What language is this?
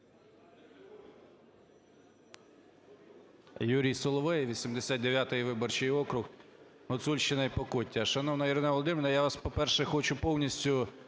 Ukrainian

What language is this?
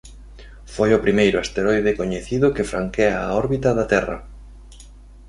Galician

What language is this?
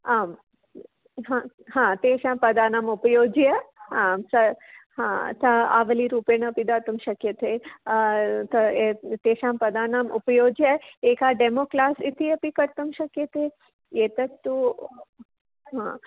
Sanskrit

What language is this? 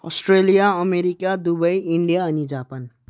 Nepali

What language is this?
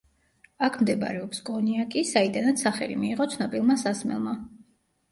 Georgian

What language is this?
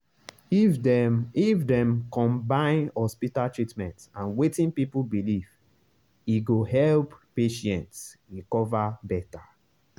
Nigerian Pidgin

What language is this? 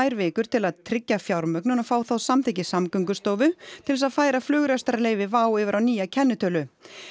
Icelandic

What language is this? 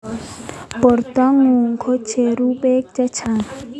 Kalenjin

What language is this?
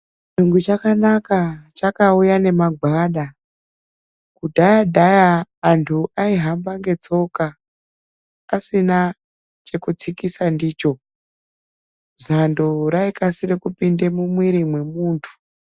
Ndau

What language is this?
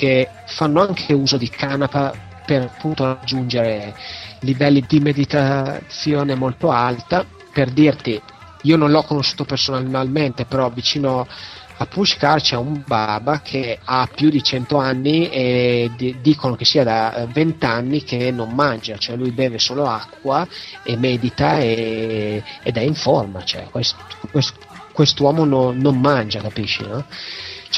Italian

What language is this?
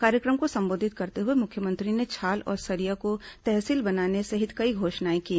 Hindi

